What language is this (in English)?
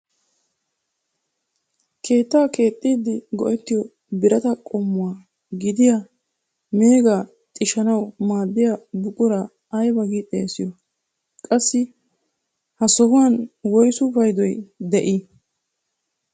Wolaytta